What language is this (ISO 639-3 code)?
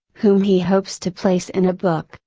eng